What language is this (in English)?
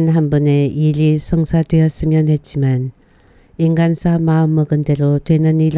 Korean